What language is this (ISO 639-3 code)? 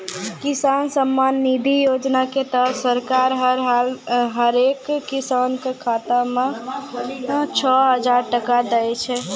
mai